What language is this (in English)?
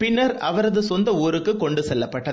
Tamil